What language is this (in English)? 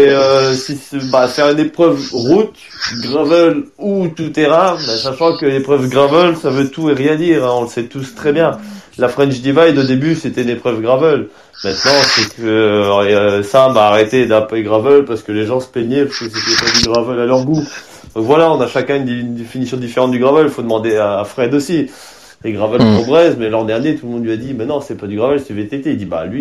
French